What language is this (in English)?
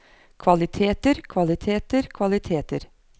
Norwegian